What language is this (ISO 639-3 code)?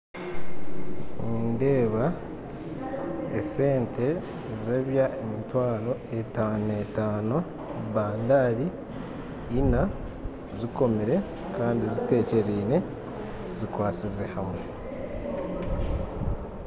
nyn